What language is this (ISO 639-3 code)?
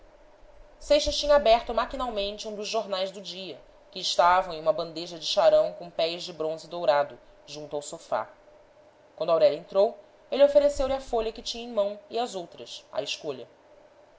por